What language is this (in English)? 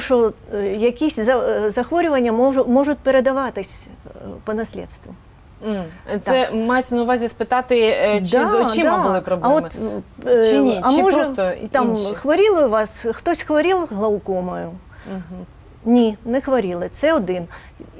Ukrainian